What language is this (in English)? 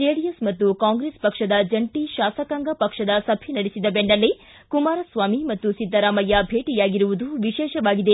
Kannada